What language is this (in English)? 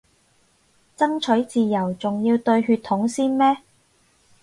Cantonese